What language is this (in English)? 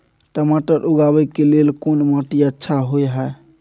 Maithili